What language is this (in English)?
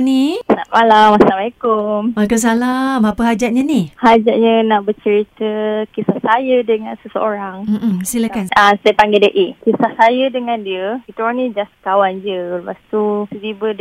Malay